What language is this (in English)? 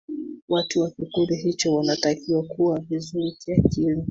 Swahili